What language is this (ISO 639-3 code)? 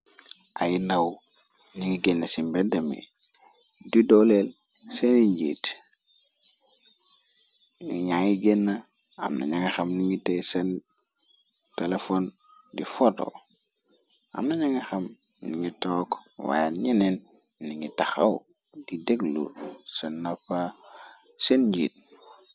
wol